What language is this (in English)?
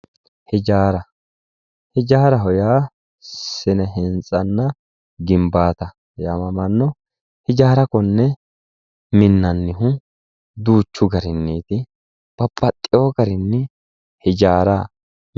Sidamo